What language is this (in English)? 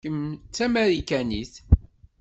Kabyle